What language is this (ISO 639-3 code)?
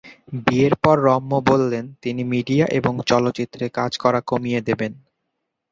ben